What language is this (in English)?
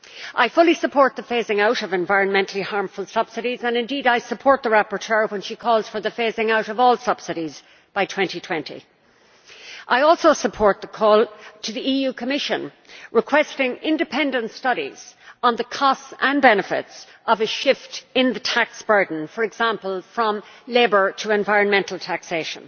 English